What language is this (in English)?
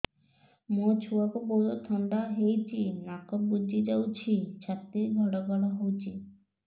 Odia